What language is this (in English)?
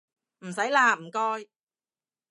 Cantonese